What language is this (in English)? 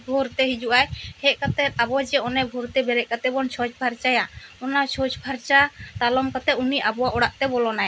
Santali